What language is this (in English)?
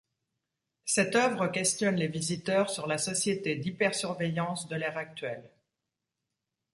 French